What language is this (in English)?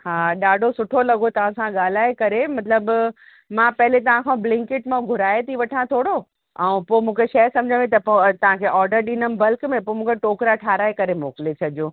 Sindhi